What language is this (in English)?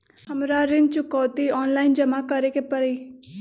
Magahi